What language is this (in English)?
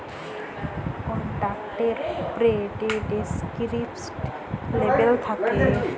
Bangla